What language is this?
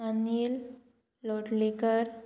Konkani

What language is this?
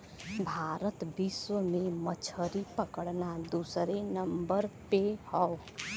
Bhojpuri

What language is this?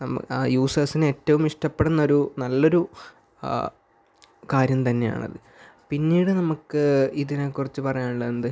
Malayalam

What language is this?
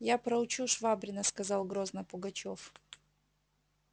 Russian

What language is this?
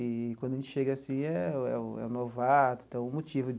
Portuguese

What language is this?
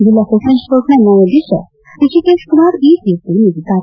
Kannada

